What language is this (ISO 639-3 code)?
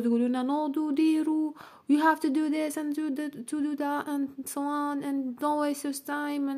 ara